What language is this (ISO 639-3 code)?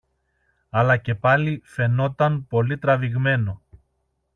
ell